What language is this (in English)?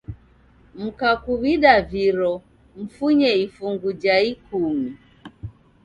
Taita